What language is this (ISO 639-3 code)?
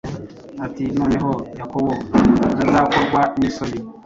kin